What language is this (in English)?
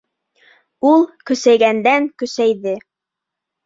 Bashkir